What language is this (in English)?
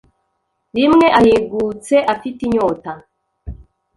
Kinyarwanda